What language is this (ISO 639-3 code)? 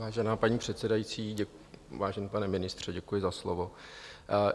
ces